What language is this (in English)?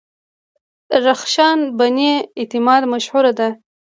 Pashto